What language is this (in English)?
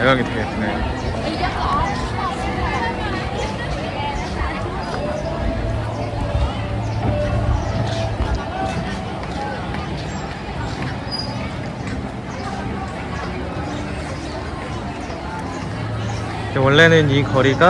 Korean